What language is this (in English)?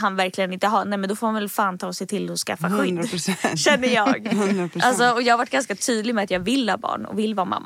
Swedish